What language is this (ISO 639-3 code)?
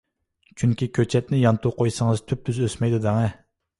uig